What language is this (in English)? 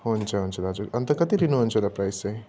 Nepali